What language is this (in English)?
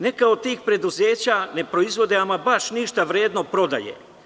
Serbian